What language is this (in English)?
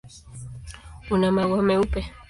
Swahili